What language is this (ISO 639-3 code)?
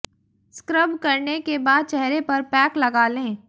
hin